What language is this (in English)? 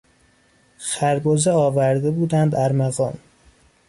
Persian